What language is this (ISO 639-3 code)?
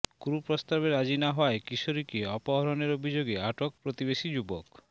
ben